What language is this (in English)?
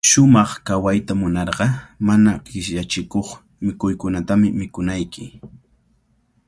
Cajatambo North Lima Quechua